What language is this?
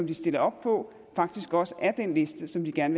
Danish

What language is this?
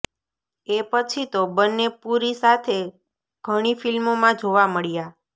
Gujarati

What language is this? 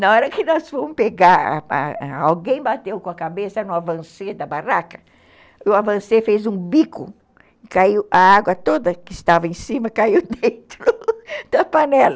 Portuguese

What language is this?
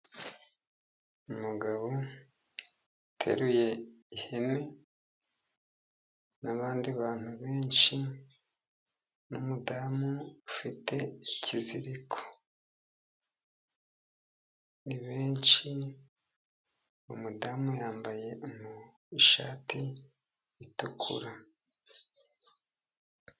Kinyarwanda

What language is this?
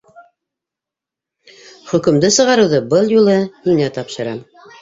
Bashkir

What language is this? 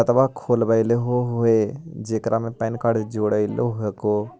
Magahi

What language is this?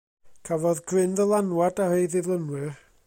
Welsh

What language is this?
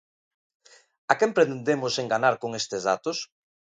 Galician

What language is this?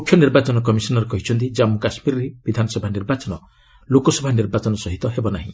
Odia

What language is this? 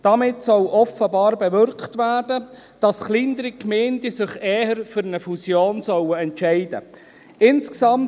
Swiss German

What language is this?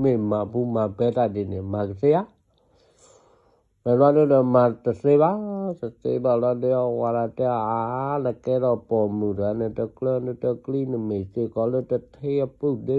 Vietnamese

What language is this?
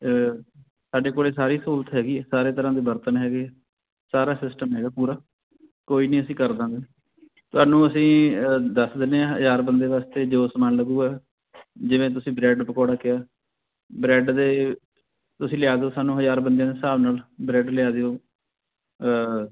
Punjabi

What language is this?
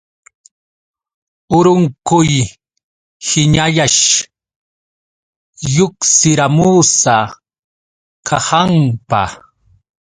Yauyos Quechua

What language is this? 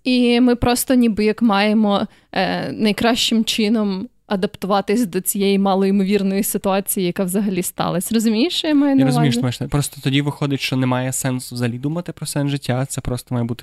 Ukrainian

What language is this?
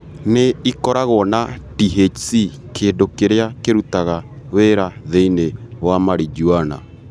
Kikuyu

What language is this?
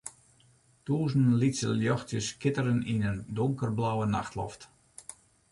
Western Frisian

